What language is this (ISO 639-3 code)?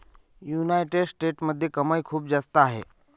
mar